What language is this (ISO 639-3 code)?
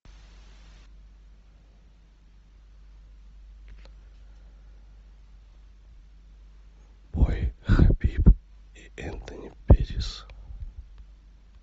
rus